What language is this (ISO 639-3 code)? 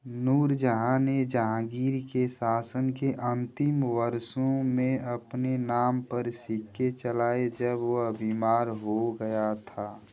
hin